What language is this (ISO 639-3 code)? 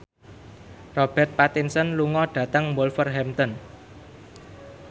jav